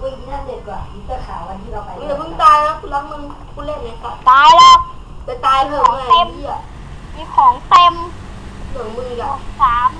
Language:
Thai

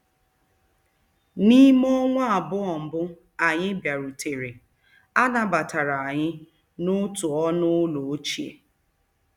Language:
Igbo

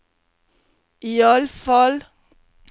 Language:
Norwegian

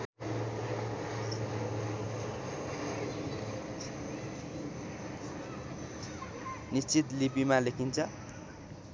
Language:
Nepali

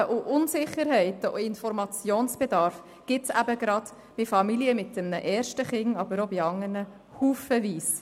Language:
Swiss German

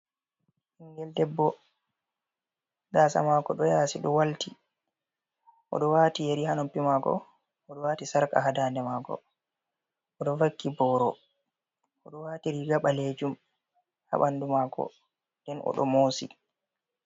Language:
Fula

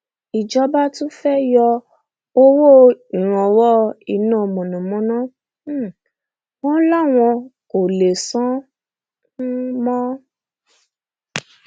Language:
Yoruba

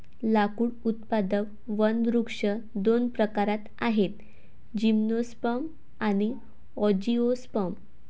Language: Marathi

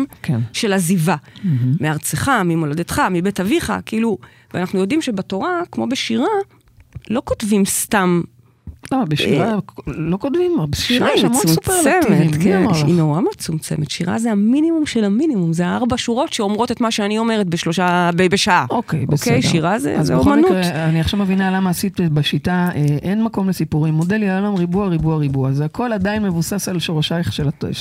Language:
Hebrew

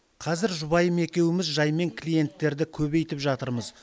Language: Kazakh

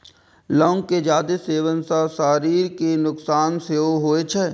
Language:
Maithili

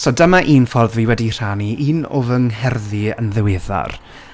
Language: Welsh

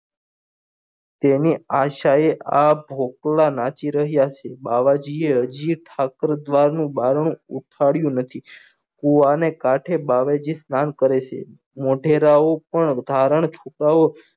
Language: Gujarati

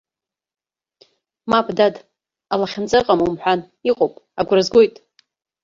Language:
Abkhazian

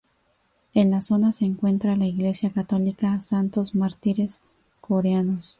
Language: Spanish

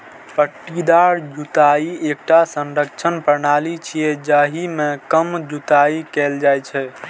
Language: Maithili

